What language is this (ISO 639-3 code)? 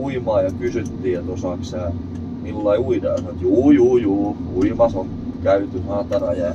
fin